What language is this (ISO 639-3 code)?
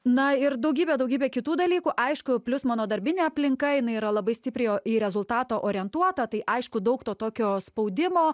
lit